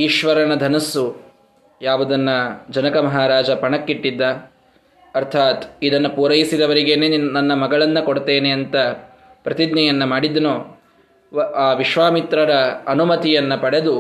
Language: Kannada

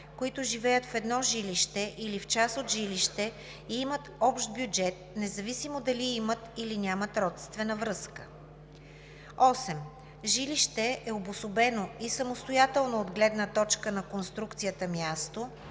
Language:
Bulgarian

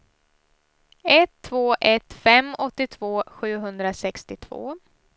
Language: Swedish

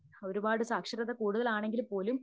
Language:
Malayalam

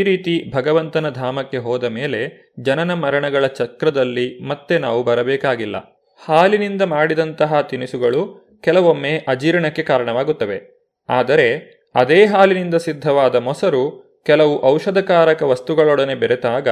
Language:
Kannada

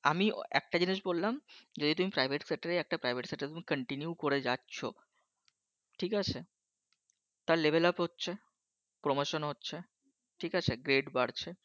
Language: Bangla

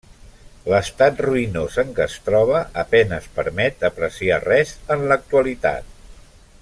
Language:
Catalan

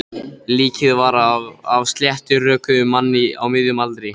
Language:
Icelandic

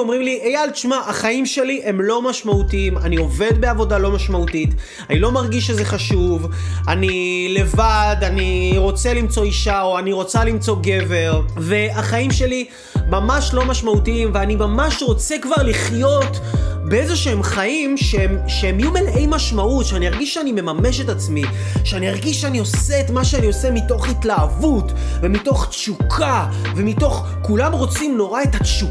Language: Hebrew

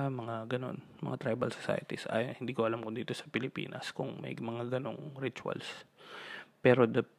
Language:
Filipino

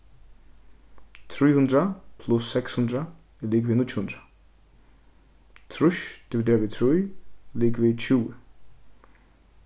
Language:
Faroese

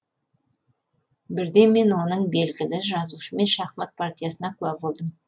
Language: Kazakh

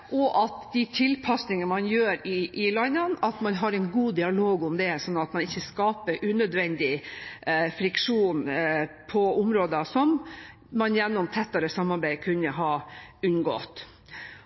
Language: Norwegian Bokmål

